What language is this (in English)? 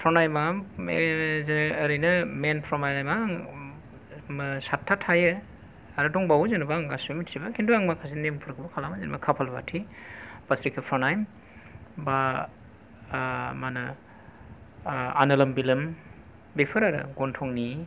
Bodo